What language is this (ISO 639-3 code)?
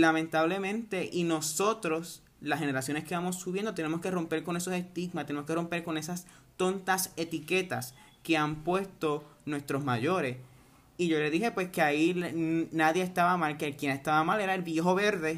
spa